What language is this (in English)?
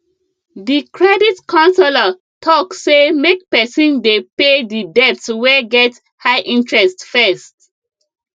Nigerian Pidgin